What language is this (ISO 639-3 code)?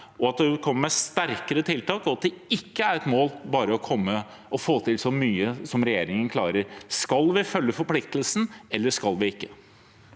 nor